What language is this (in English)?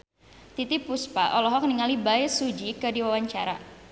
Sundanese